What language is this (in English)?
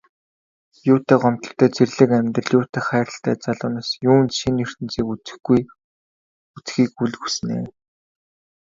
Mongolian